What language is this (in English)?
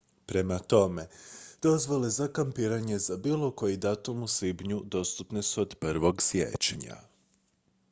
Croatian